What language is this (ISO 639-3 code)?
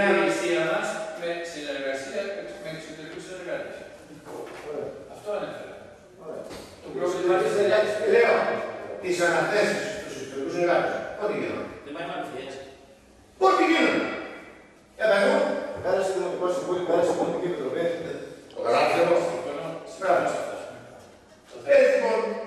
ell